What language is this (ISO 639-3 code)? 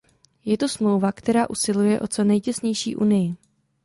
ces